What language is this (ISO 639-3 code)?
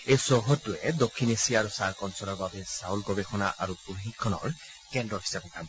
asm